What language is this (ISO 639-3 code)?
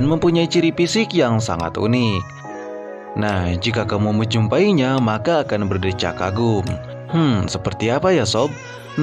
ind